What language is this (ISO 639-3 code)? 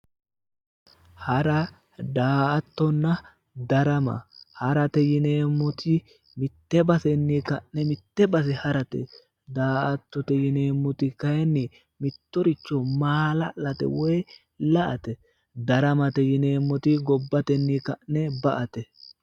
sid